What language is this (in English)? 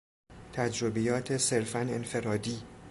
Persian